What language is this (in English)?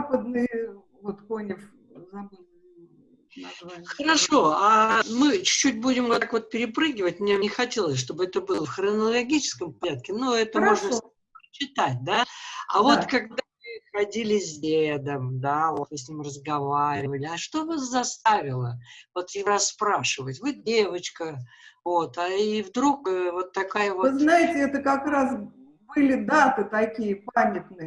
Russian